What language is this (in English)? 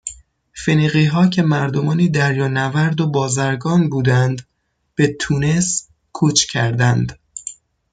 Persian